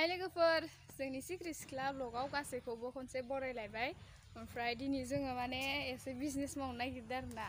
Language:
Thai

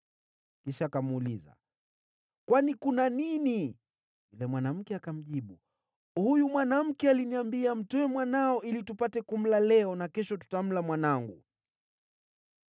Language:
Swahili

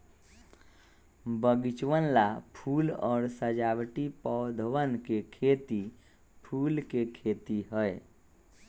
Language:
Magahi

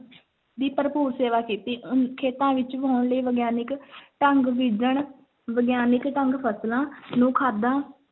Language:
Punjabi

